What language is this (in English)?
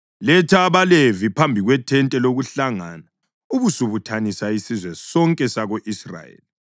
North Ndebele